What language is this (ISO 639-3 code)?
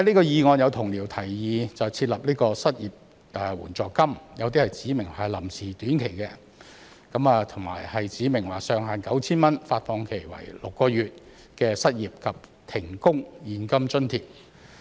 yue